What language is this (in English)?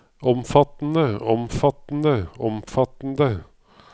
Norwegian